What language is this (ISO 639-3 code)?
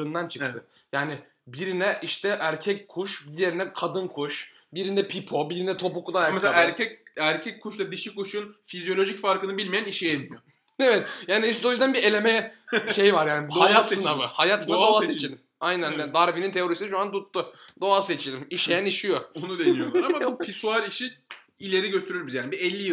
tur